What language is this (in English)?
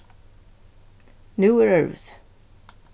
Faroese